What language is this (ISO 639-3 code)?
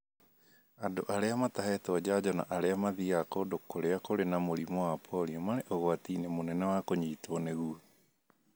kik